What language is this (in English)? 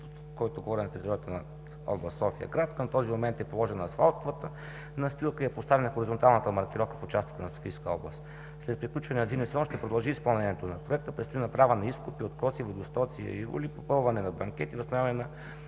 Bulgarian